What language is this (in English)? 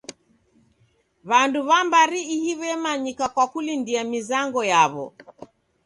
Taita